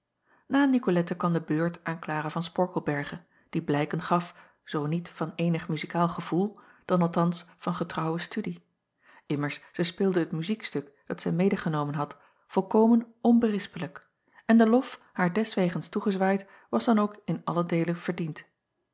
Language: Dutch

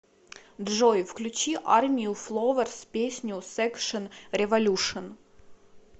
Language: Russian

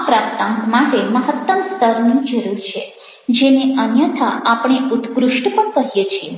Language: Gujarati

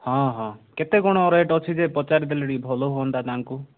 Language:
Odia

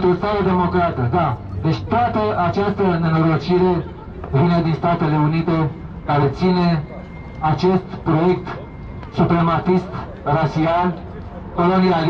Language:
Romanian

